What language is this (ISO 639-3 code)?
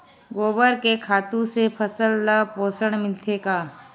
hne